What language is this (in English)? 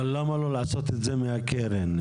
Hebrew